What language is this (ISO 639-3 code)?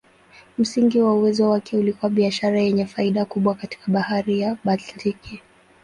swa